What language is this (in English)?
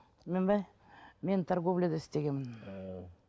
Kazakh